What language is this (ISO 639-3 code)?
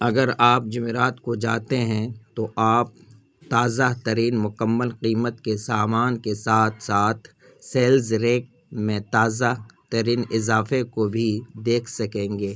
urd